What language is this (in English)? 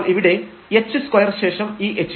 Malayalam